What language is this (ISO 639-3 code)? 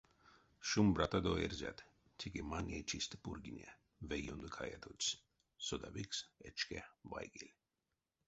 myv